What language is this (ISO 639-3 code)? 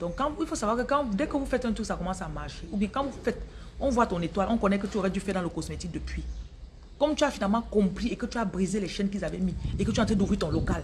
fra